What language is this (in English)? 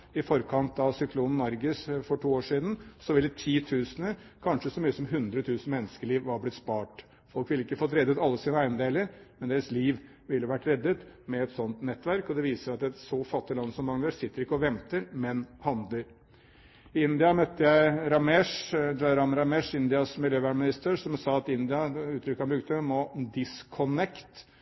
Norwegian Bokmål